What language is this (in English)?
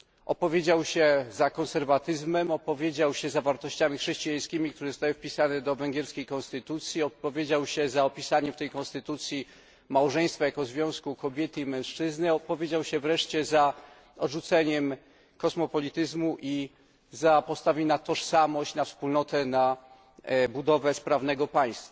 Polish